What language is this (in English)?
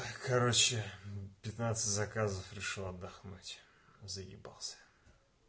Russian